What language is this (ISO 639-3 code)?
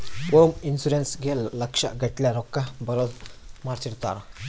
kan